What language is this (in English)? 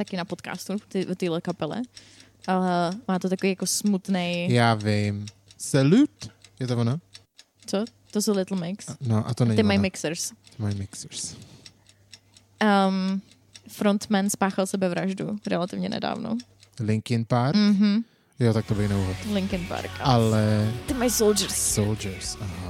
Czech